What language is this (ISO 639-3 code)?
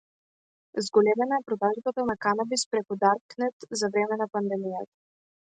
mkd